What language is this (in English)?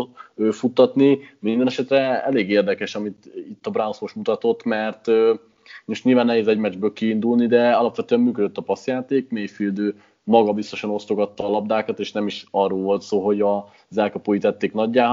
Hungarian